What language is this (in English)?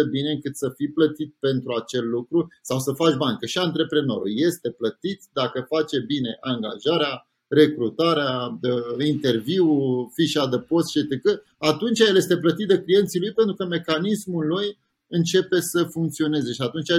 Romanian